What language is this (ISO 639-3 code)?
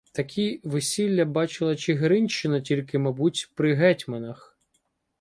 ukr